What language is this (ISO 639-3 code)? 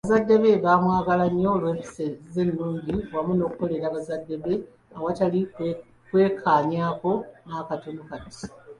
lug